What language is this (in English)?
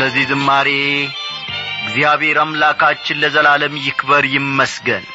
Amharic